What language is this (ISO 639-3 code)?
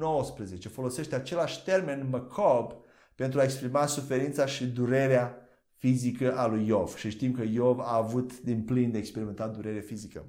ron